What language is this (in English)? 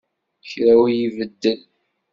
Kabyle